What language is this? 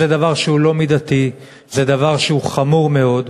Hebrew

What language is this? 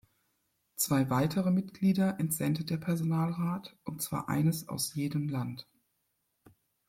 German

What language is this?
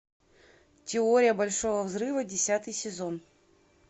Russian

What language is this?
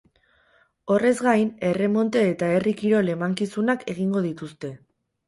Basque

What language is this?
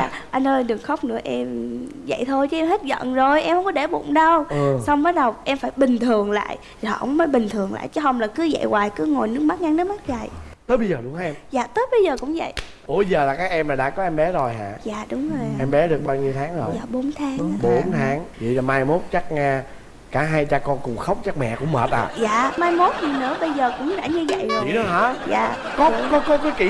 Vietnamese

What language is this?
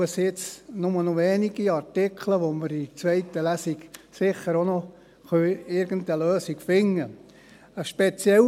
Swiss German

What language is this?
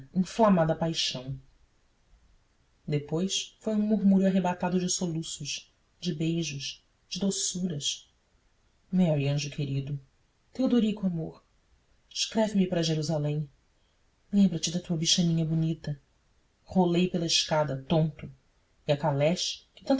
Portuguese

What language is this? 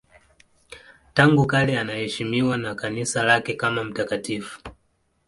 Swahili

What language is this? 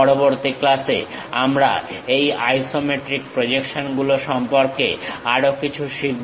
Bangla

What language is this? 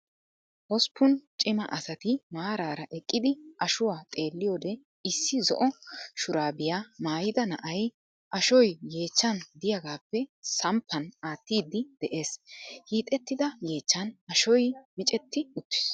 Wolaytta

